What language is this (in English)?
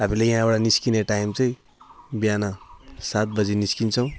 Nepali